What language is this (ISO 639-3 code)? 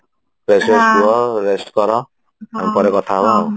ori